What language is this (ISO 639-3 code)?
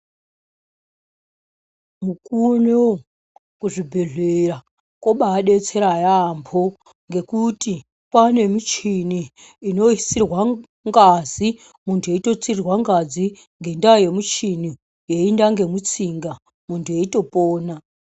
ndc